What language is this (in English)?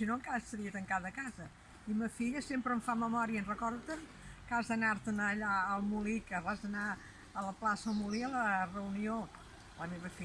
Spanish